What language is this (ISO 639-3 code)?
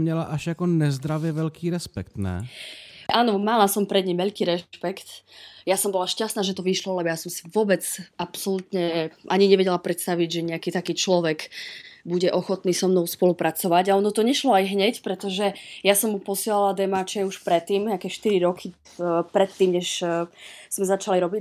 ces